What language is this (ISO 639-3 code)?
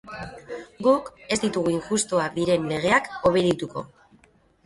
eus